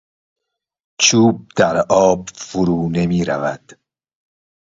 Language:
Persian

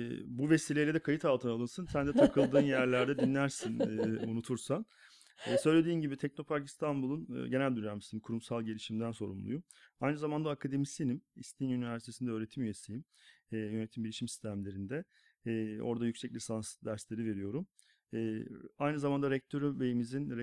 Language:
Turkish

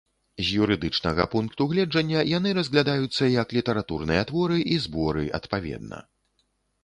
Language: Belarusian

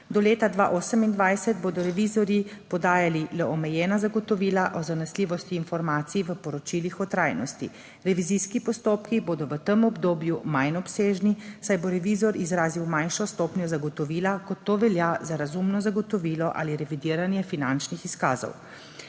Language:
Slovenian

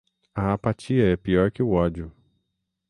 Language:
Portuguese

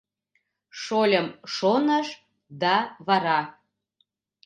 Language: Mari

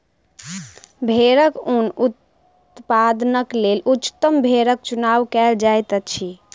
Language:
Maithili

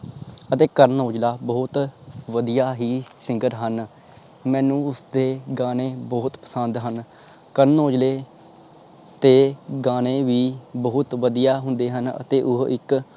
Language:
Punjabi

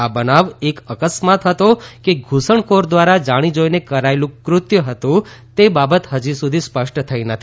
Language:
Gujarati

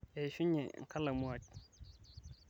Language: Masai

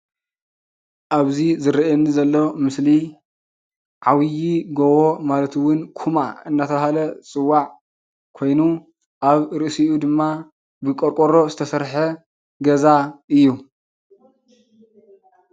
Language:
Tigrinya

